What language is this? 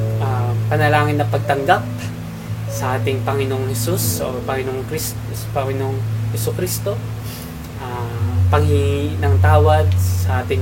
Filipino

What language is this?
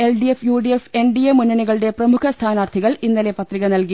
Malayalam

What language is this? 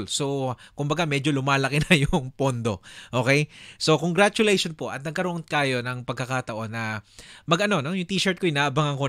Filipino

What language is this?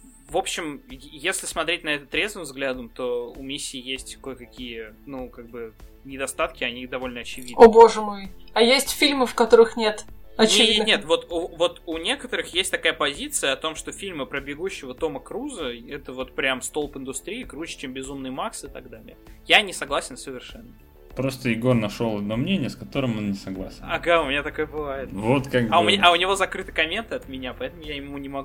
Russian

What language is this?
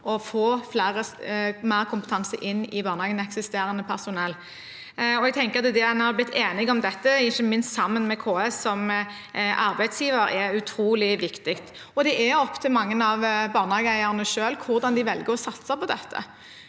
Norwegian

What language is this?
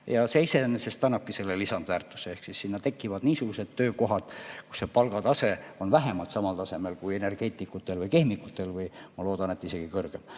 Estonian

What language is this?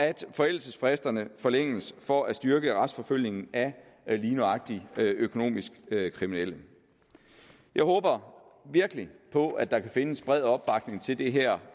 Danish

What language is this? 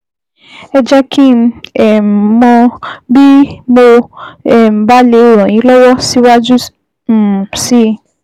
Yoruba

